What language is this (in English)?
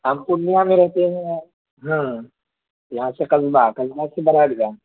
Urdu